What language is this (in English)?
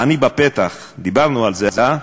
Hebrew